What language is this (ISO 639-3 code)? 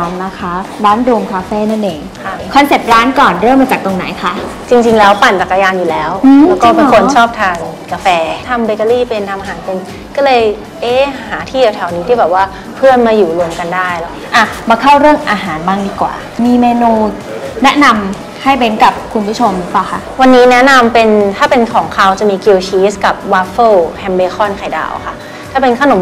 tha